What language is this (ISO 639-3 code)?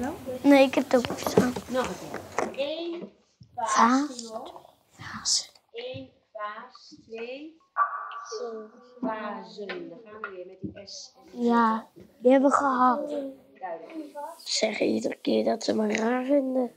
nld